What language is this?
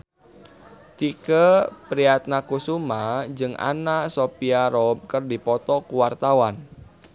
Sundanese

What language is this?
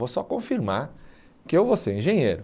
Portuguese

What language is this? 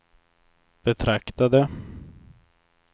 Swedish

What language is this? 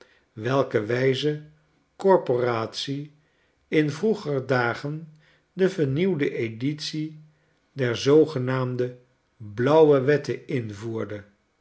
Dutch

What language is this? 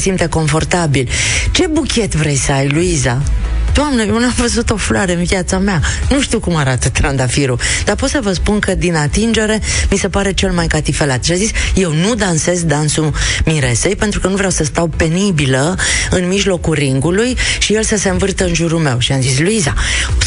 Romanian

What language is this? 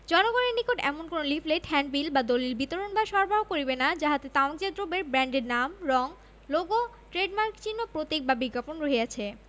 Bangla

